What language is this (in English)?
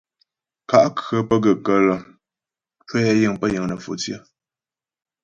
Ghomala